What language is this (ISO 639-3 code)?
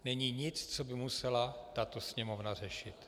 ces